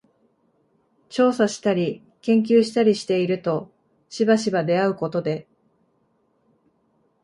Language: Japanese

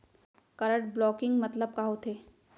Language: Chhattisgarhi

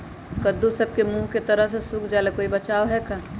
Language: Magahi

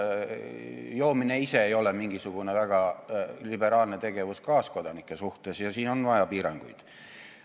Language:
Estonian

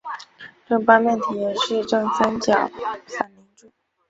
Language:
Chinese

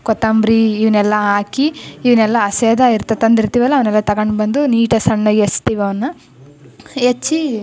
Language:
Kannada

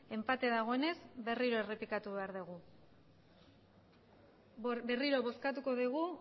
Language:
Basque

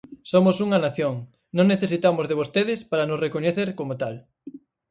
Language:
Galician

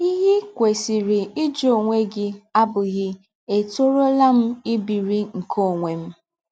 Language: Igbo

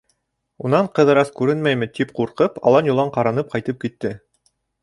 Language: Bashkir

